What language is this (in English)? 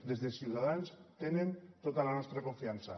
Catalan